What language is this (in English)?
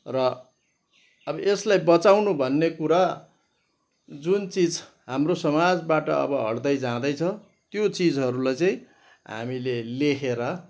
Nepali